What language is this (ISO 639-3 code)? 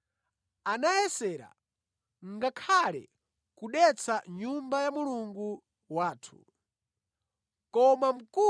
nya